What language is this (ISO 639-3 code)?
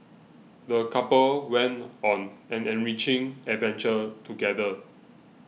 eng